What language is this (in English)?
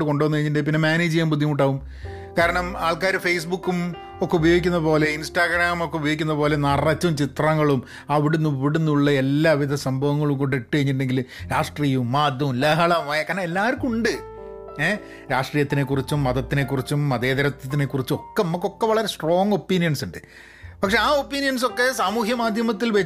Malayalam